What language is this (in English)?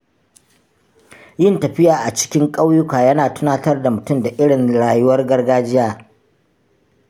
Hausa